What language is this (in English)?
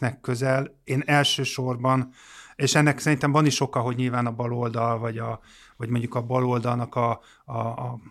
Hungarian